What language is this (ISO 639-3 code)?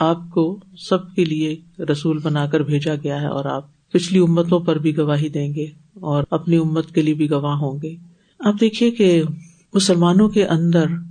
urd